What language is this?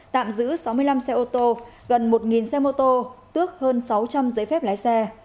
Vietnamese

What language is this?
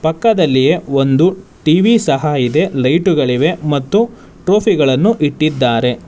Kannada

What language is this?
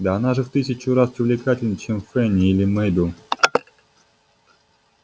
Russian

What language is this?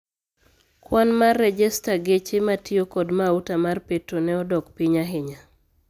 Luo (Kenya and Tanzania)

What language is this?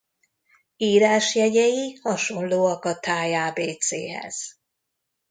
Hungarian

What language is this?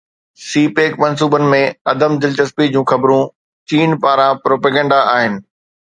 Sindhi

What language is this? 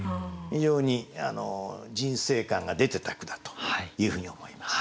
Japanese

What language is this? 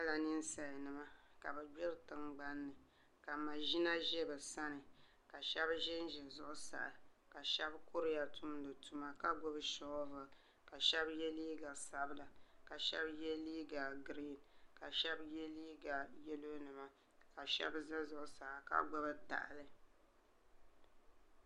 Dagbani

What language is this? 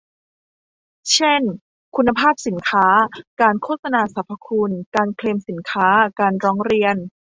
Thai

